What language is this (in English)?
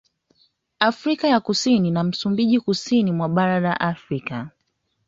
Swahili